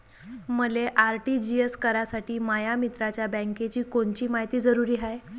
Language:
Marathi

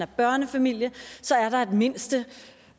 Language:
Danish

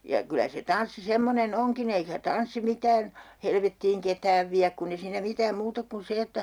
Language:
Finnish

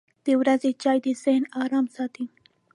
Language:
Pashto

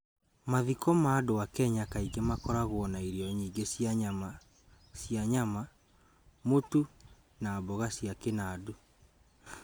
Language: Kikuyu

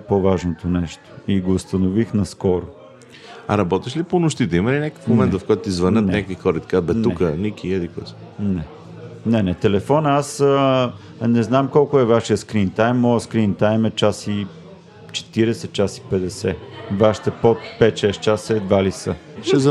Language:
Bulgarian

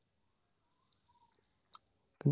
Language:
Assamese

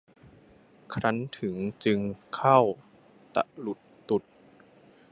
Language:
Thai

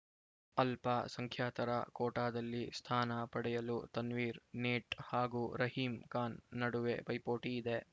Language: Kannada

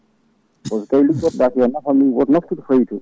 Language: Fula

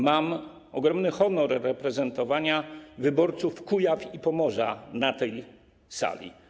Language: Polish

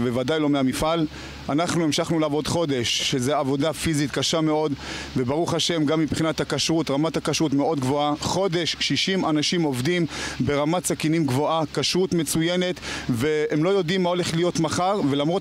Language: Hebrew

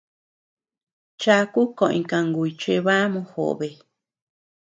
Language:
Tepeuxila Cuicatec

